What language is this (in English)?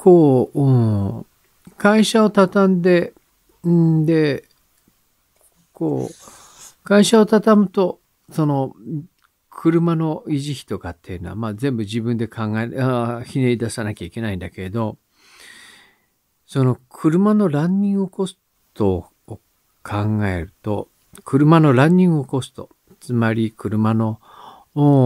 Japanese